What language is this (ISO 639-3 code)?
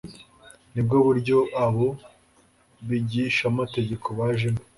kin